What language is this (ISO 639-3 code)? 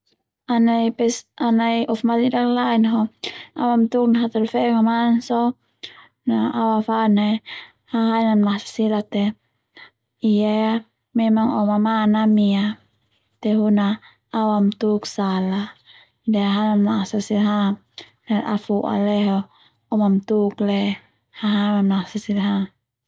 twu